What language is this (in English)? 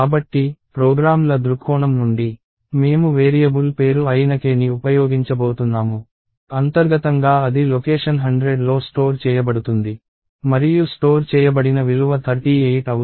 Telugu